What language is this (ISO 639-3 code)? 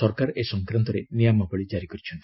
ori